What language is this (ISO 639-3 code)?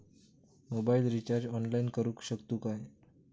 mar